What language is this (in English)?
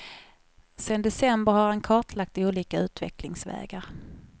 Swedish